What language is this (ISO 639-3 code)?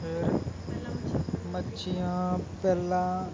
pan